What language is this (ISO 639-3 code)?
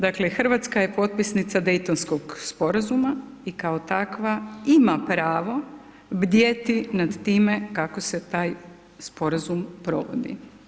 hrv